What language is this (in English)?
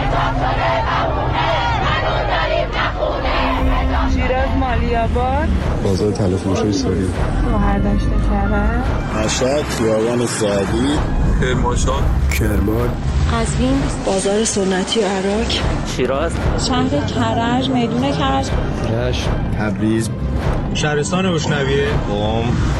Persian